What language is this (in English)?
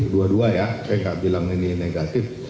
Indonesian